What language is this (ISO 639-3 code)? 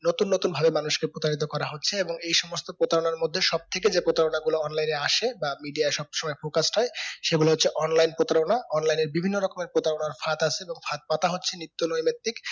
ben